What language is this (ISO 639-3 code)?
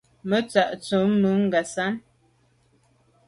byv